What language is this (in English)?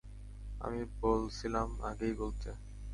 Bangla